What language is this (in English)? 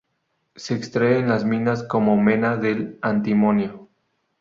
Spanish